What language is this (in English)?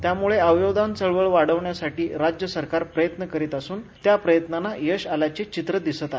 Marathi